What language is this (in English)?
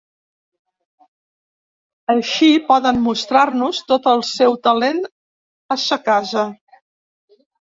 Catalan